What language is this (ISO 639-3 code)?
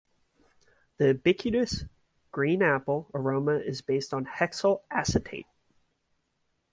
eng